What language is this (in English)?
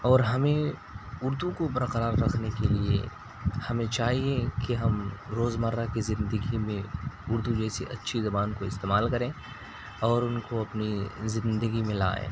Urdu